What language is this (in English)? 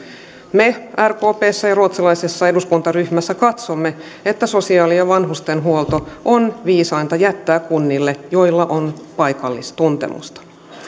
Finnish